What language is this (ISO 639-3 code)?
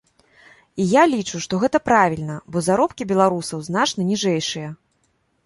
bel